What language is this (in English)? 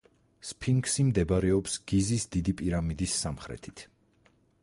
Georgian